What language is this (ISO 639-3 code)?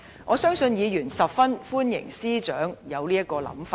yue